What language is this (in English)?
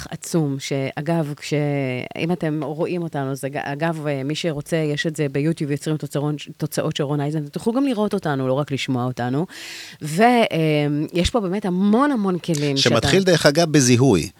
Hebrew